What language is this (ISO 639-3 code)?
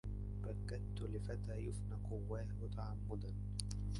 ara